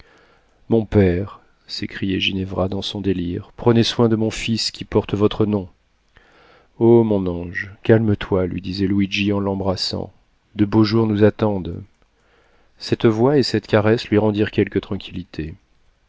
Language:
French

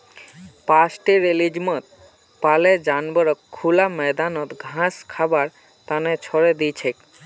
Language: Magahi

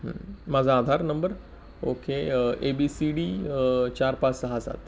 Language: Marathi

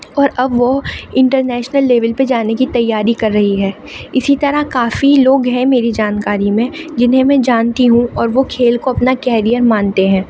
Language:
Urdu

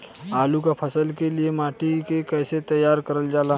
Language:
Bhojpuri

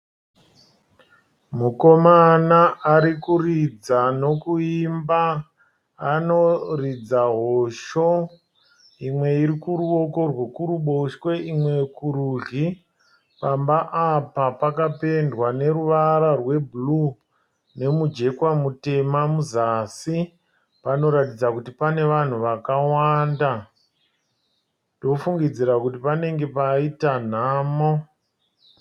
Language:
Shona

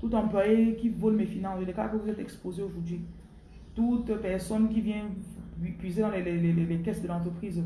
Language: French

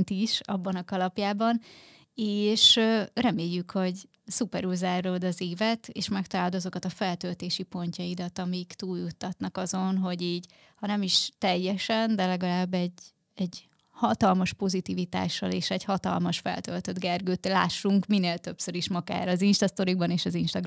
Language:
Hungarian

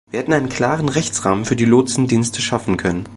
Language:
German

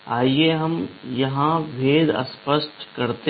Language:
Hindi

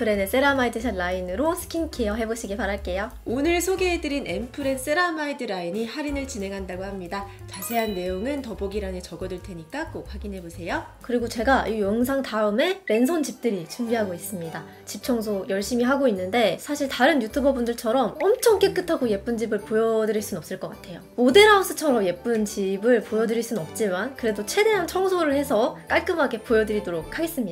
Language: Korean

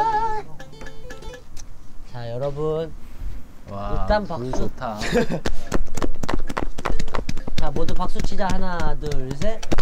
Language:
Korean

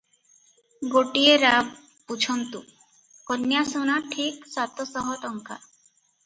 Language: Odia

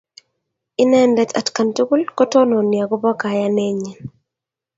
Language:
Kalenjin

